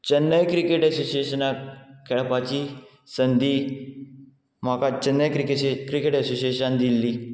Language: Konkani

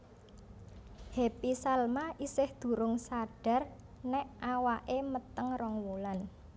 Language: Javanese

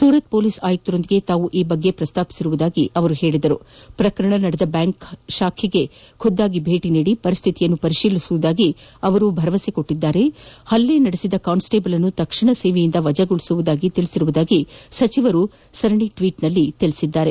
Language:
Kannada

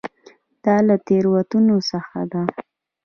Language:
Pashto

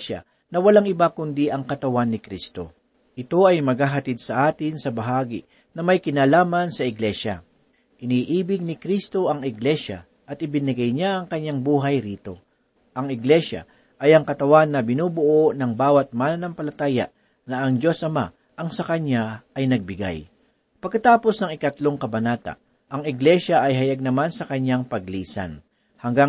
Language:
Filipino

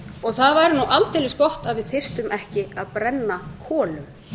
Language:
Icelandic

